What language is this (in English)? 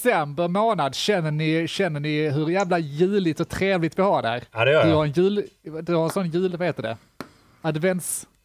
Swedish